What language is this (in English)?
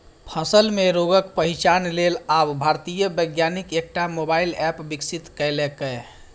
Maithili